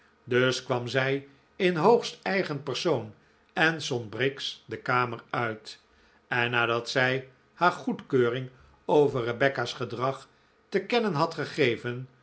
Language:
Dutch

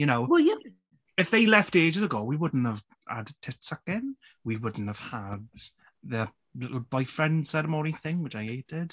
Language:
English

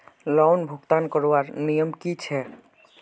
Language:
Magahi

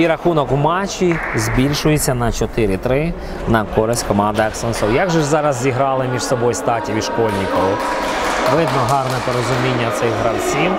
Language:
Ukrainian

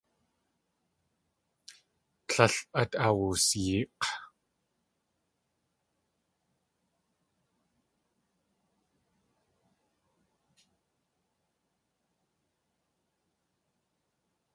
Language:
Tlingit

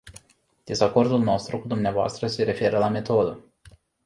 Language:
Romanian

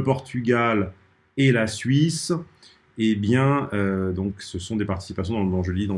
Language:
French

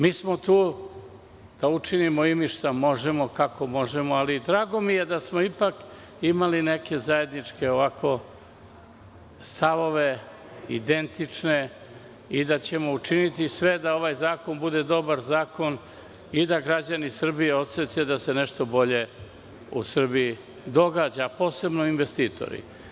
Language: Serbian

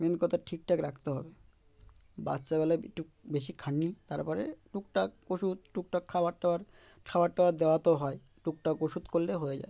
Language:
Bangla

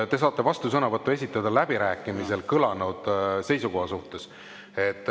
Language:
Estonian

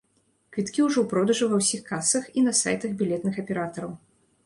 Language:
Belarusian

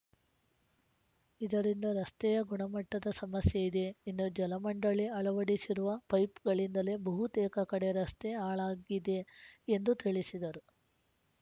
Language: Kannada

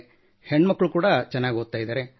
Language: Kannada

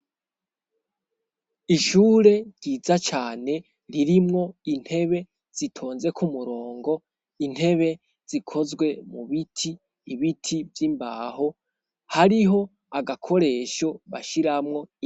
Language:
Rundi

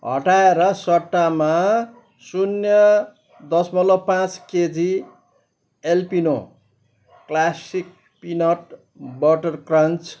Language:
Nepali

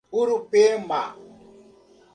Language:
Portuguese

